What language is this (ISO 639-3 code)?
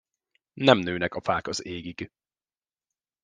hun